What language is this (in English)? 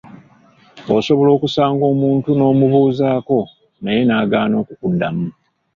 Ganda